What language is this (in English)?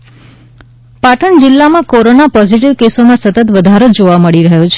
Gujarati